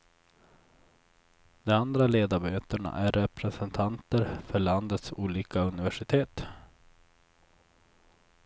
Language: Swedish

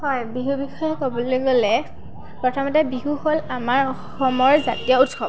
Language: Assamese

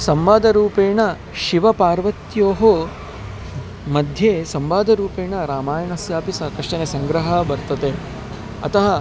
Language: Sanskrit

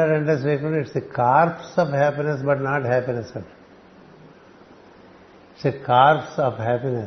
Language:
Telugu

